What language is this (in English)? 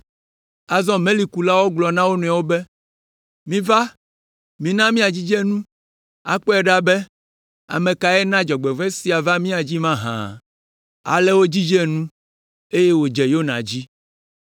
Ewe